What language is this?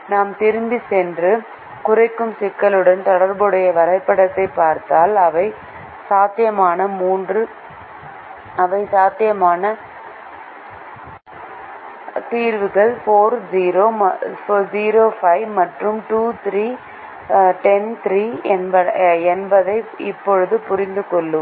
Tamil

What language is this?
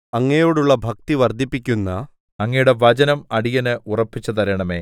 Malayalam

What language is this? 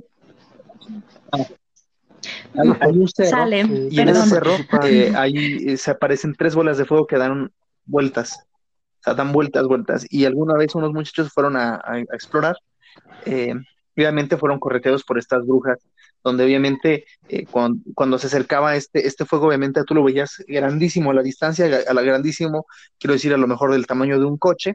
Spanish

